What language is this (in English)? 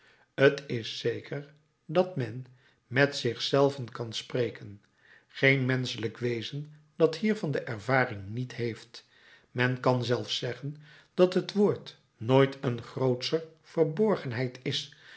Dutch